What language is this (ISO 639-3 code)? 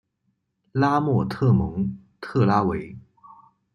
zho